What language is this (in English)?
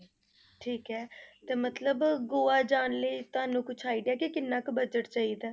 Punjabi